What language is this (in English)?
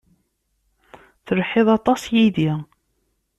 Kabyle